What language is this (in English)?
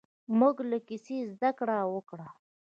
Pashto